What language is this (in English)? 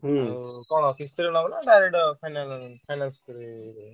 Odia